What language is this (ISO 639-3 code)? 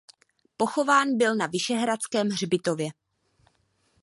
ces